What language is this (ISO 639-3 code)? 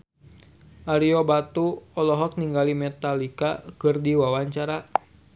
sun